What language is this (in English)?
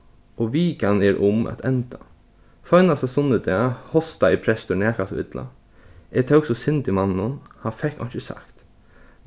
Faroese